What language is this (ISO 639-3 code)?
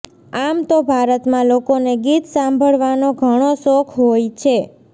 guj